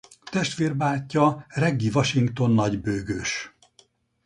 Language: Hungarian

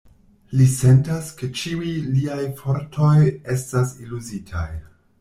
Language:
Esperanto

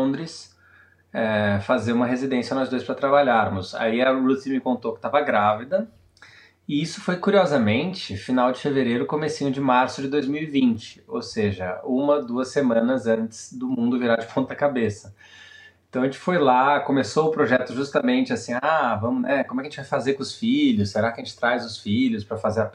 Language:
Portuguese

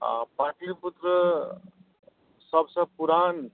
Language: Maithili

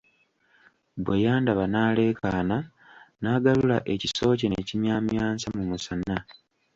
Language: Ganda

